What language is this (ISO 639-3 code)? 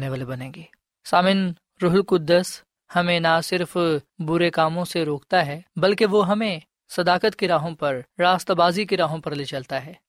urd